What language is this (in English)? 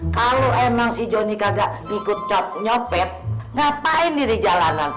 Indonesian